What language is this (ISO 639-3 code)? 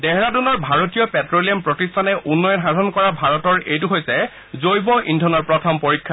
asm